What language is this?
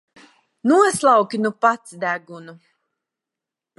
Latvian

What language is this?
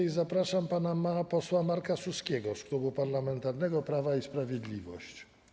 Polish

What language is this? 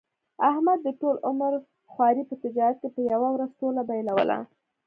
Pashto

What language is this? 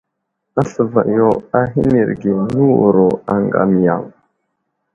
Wuzlam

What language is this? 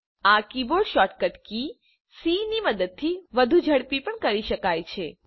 Gujarati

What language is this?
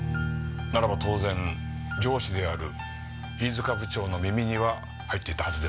Japanese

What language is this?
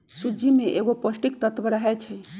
Magahi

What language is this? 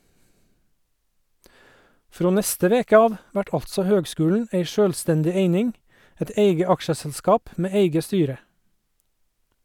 Norwegian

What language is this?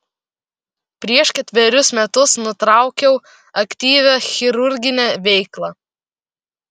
Lithuanian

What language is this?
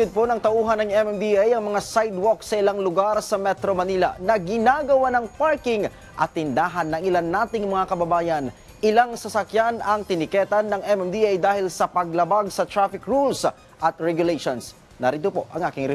Filipino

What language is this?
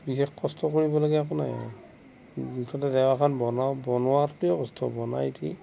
Assamese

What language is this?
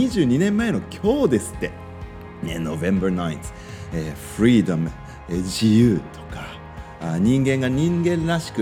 Japanese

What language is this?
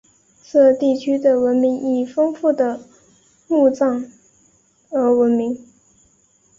Chinese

